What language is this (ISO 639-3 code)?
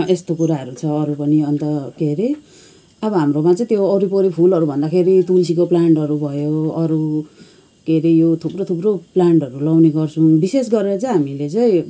nep